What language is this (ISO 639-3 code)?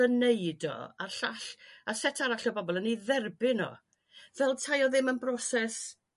cym